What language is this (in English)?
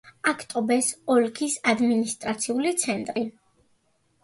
Georgian